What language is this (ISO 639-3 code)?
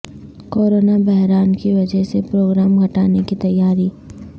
urd